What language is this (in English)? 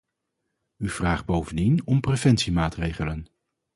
Dutch